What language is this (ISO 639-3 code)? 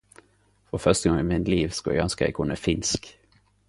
nno